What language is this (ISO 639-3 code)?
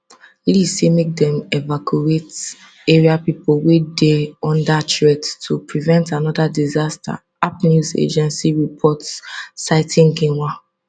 pcm